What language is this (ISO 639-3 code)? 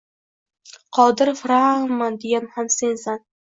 uzb